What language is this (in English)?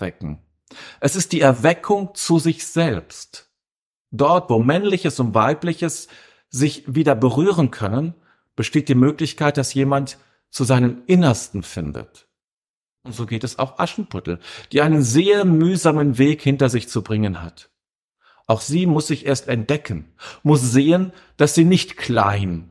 German